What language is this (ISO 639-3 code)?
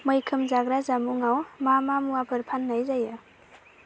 brx